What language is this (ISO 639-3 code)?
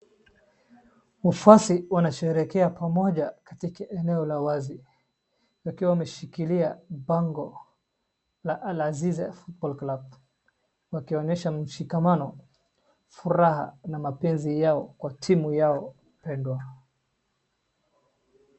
swa